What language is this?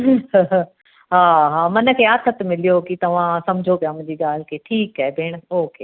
Sindhi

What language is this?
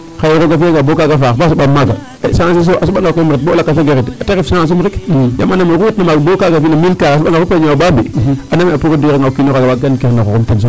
Serer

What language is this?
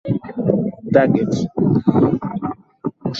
Swahili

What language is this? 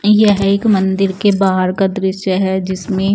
Hindi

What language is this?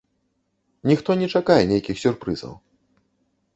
Belarusian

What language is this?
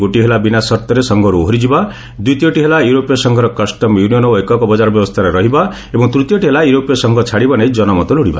Odia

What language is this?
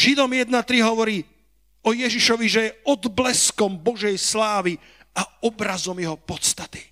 Slovak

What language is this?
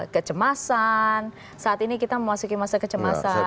Indonesian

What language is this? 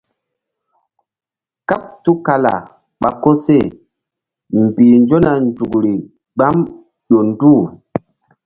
Mbum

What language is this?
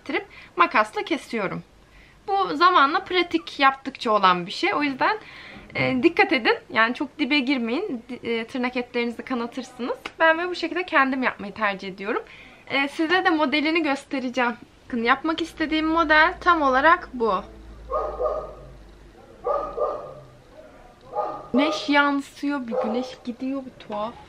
Turkish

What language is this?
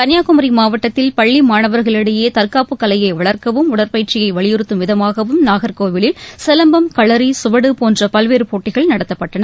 Tamil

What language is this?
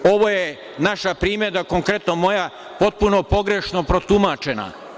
Serbian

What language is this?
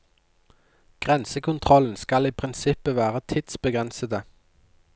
Norwegian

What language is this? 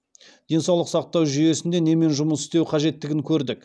Kazakh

